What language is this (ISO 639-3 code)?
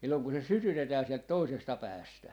fin